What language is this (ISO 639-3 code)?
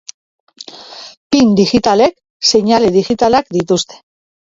eus